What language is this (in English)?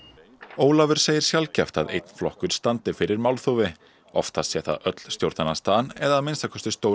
Icelandic